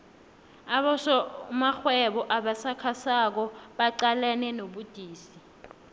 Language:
South Ndebele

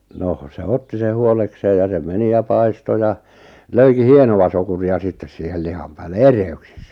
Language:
Finnish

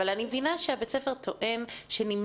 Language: Hebrew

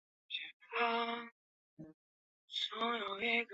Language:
Chinese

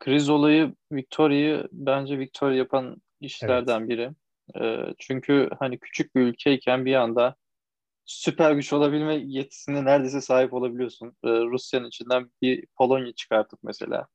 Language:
Turkish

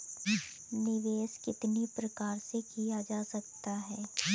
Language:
Hindi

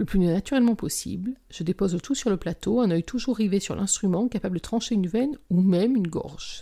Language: French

